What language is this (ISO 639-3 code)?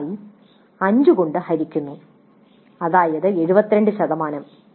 mal